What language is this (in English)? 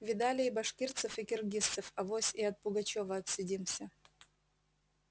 Russian